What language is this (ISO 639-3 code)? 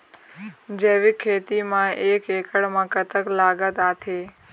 hne